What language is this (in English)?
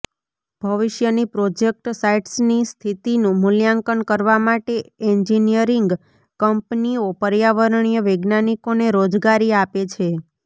Gujarati